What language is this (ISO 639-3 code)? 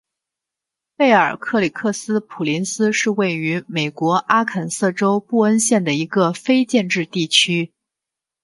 zho